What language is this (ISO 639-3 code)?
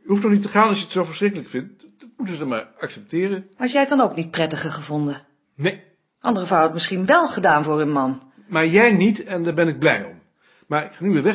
nld